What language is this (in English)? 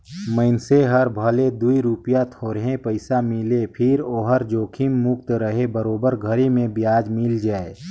Chhattisgarhi